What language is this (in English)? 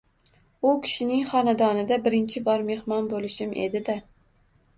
Uzbek